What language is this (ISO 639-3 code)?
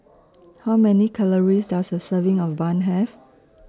eng